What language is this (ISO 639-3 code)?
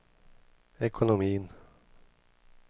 swe